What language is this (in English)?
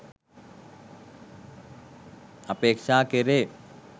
Sinhala